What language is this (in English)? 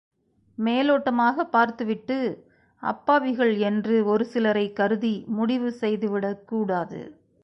Tamil